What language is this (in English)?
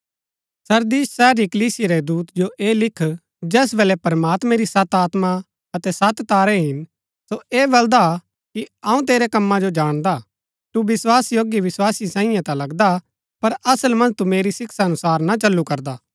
Gaddi